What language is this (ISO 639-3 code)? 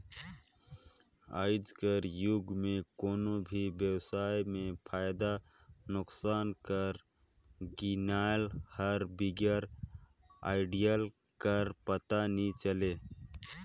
hne